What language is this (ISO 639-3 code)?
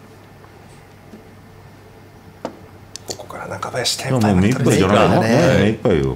jpn